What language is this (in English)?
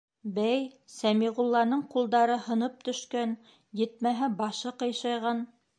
Bashkir